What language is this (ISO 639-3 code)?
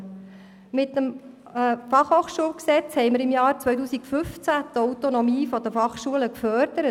gsw